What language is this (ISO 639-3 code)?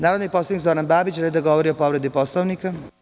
srp